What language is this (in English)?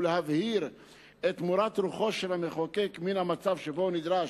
Hebrew